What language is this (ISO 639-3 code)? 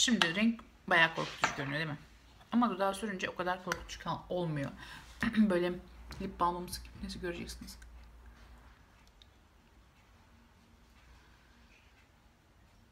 tur